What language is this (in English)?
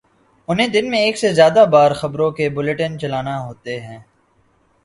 Urdu